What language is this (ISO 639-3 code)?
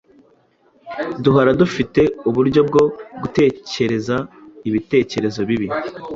kin